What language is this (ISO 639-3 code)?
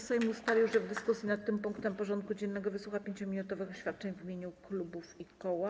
pol